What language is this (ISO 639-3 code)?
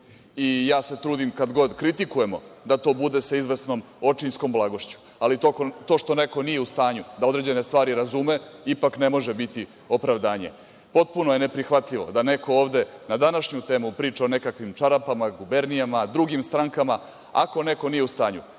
srp